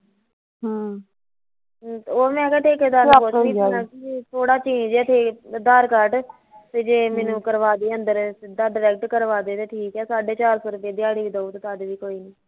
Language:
Punjabi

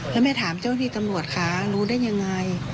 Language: Thai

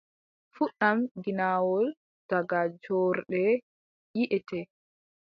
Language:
Adamawa Fulfulde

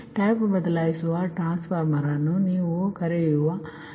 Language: Kannada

